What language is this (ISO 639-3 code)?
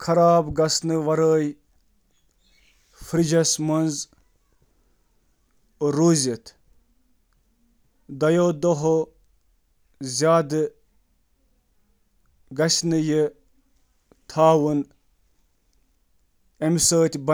kas